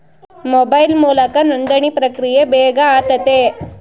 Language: Kannada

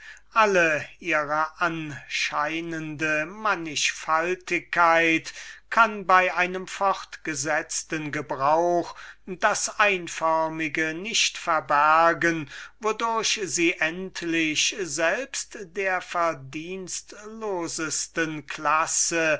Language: German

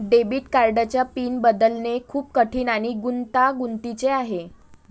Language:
Marathi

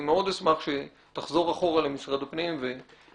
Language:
Hebrew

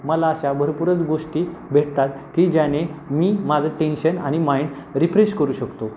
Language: Marathi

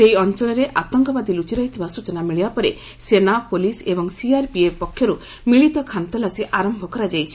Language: Odia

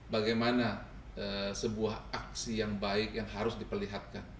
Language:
Indonesian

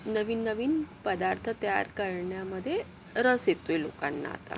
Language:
Marathi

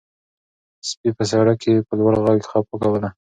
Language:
Pashto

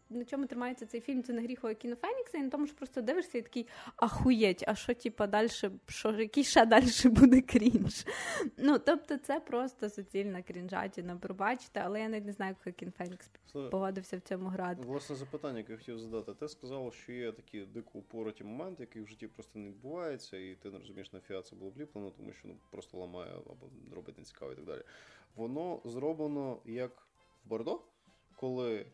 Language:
Ukrainian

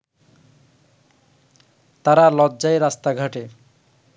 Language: Bangla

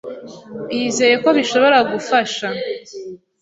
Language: Kinyarwanda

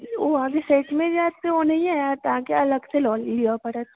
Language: Maithili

